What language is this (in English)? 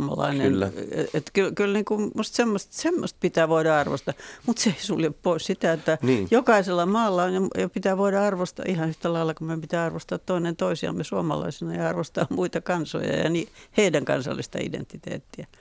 Finnish